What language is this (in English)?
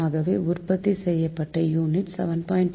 Tamil